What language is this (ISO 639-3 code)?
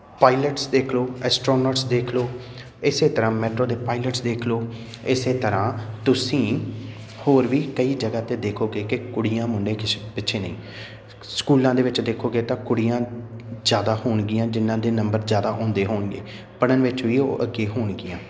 pan